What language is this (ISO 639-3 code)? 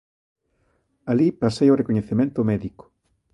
glg